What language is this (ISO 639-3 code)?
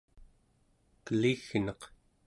esu